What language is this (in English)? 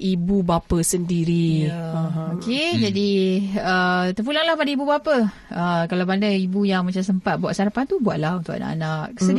Malay